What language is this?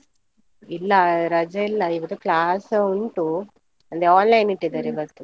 Kannada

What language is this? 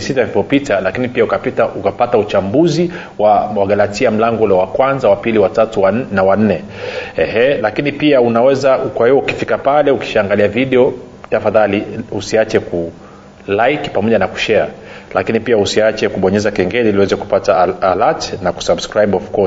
Swahili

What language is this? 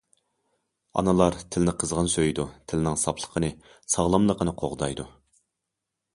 Uyghur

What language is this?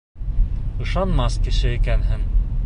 Bashkir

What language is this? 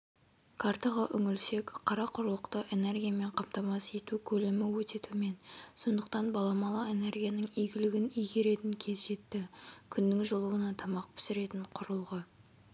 Kazakh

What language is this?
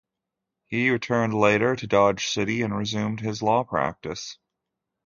English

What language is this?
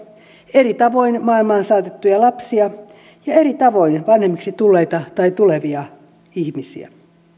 Finnish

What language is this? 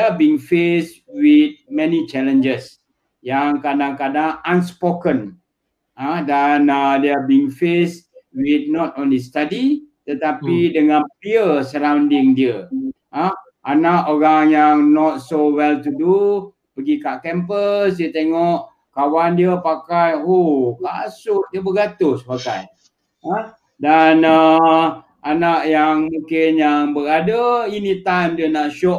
Malay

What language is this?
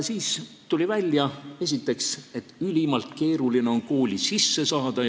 Estonian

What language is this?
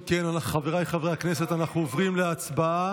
Hebrew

